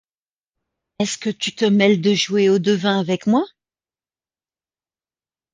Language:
French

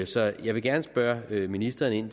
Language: Danish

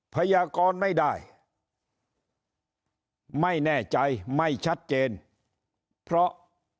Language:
Thai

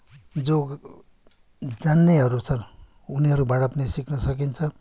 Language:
Nepali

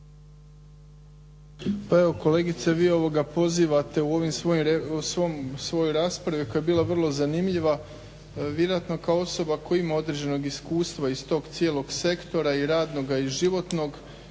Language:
Croatian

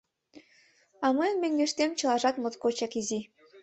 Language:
Mari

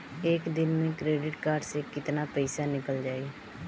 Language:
Bhojpuri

